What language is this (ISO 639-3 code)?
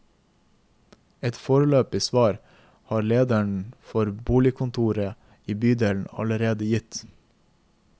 nor